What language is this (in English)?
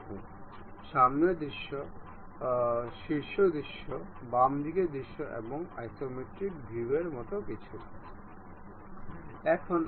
Bangla